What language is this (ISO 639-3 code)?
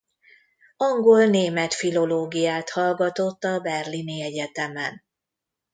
hun